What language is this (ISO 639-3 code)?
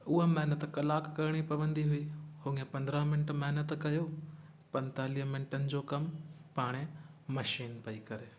snd